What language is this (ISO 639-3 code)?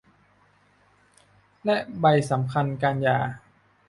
tha